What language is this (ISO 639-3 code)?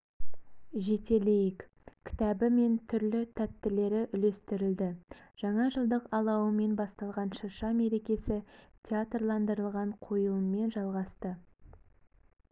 kaz